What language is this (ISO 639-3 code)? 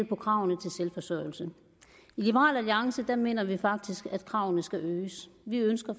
dan